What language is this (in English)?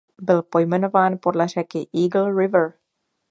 Czech